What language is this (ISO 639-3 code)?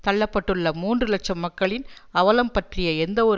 tam